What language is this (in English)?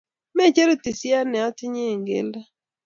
Kalenjin